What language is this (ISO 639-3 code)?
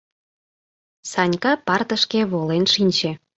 chm